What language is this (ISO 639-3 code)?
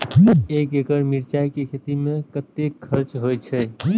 mai